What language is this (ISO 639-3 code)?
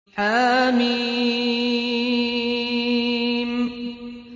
ara